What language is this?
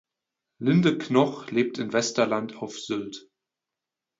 German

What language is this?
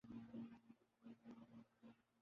Urdu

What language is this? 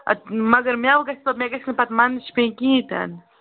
Kashmiri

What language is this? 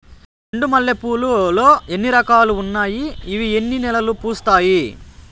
Telugu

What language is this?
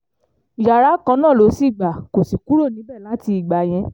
Yoruba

